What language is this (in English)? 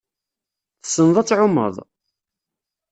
Kabyle